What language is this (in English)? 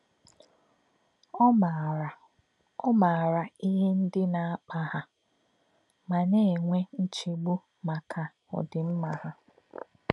Igbo